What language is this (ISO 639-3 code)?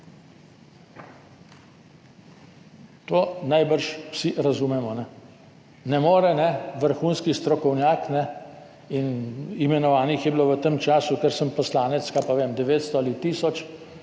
slv